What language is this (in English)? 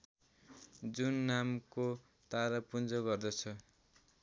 Nepali